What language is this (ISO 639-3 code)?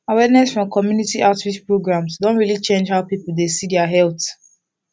pcm